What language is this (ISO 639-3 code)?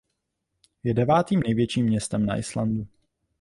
ces